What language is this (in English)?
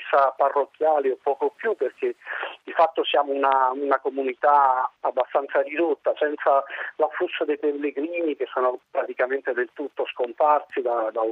Italian